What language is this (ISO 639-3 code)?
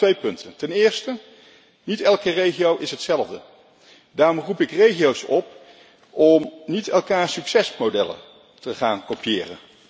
nld